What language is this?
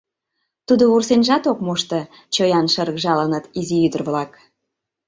Mari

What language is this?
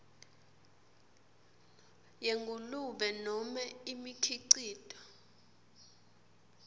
Swati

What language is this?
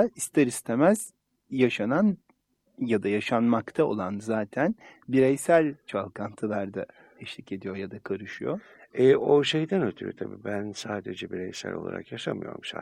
Turkish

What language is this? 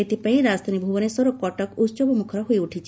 Odia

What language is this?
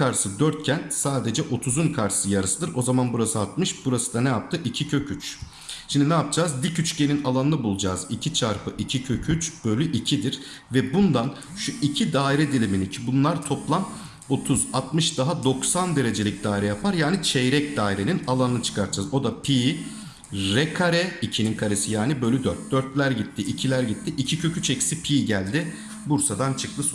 Turkish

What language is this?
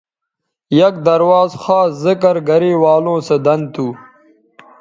Bateri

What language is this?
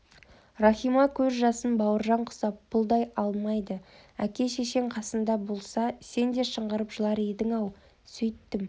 Kazakh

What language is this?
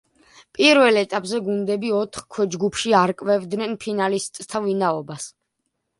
Georgian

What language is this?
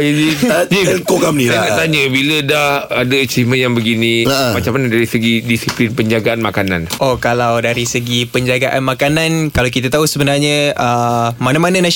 Malay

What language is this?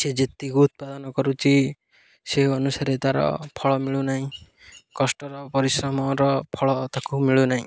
Odia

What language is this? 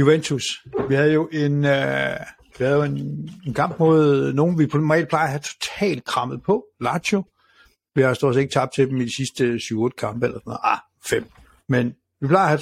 Danish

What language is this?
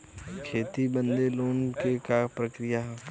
Bhojpuri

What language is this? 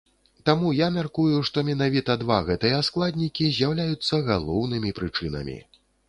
Belarusian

